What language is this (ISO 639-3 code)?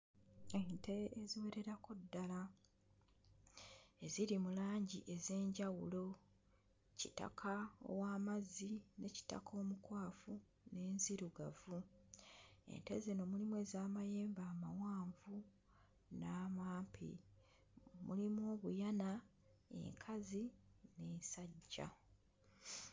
lug